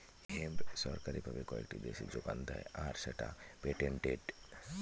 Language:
Bangla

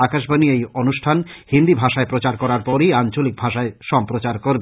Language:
Bangla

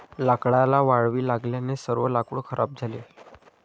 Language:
Marathi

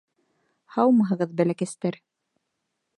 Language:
Bashkir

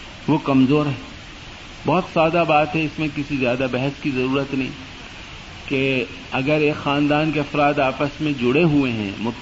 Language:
Urdu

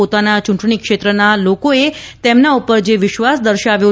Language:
Gujarati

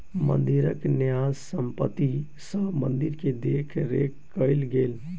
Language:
Maithili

